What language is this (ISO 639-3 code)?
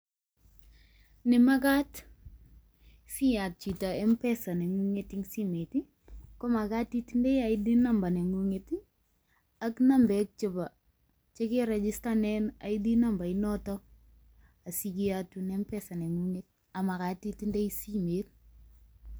kln